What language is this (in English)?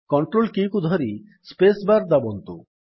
Odia